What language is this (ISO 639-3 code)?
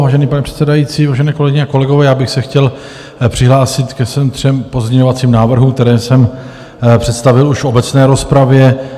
ces